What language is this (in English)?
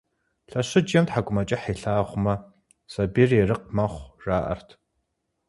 Kabardian